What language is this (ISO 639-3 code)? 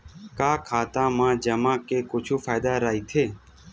hne